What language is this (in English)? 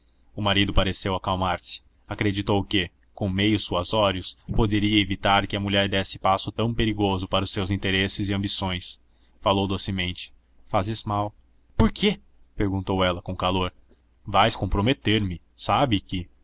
Portuguese